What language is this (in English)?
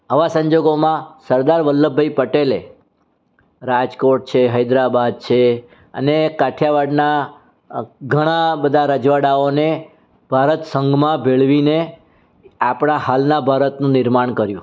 Gujarati